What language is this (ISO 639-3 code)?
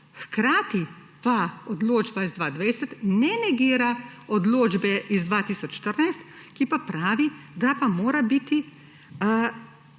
slv